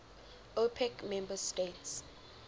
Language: English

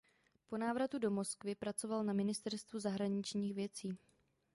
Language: Czech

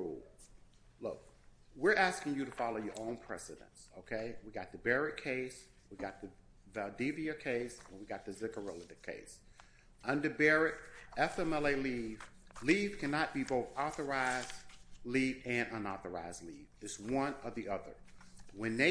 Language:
English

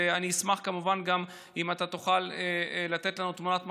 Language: Hebrew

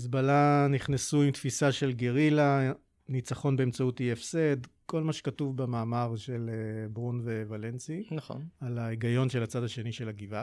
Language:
Hebrew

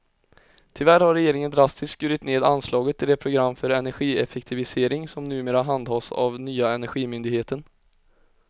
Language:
Swedish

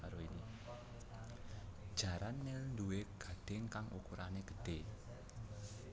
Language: Javanese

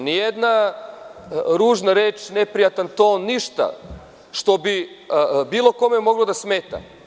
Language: Serbian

